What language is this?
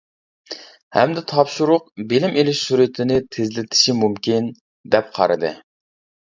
Uyghur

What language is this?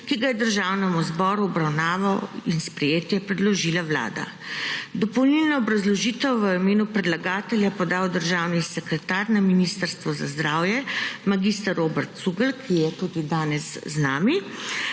Slovenian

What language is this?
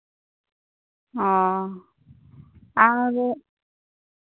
Santali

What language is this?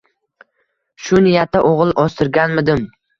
Uzbek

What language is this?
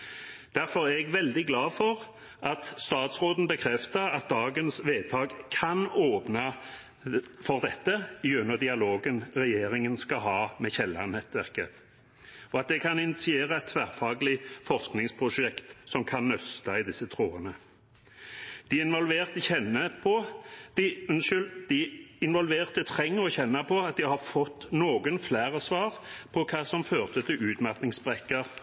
Norwegian Bokmål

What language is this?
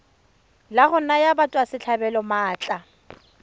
Tswana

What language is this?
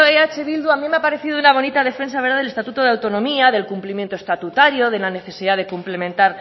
Spanish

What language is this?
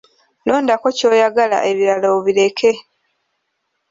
Ganda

